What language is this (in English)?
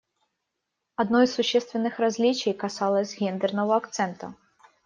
Russian